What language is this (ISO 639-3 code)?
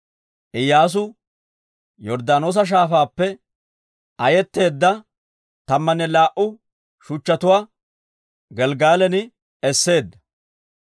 dwr